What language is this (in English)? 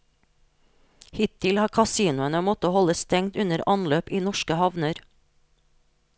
Norwegian